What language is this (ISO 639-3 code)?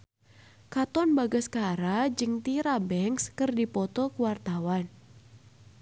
sun